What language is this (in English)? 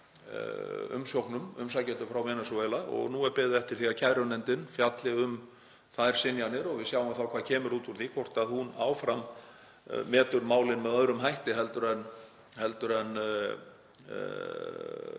Icelandic